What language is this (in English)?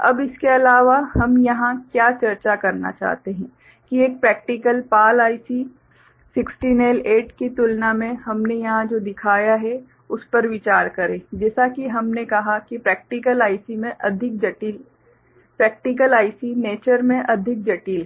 Hindi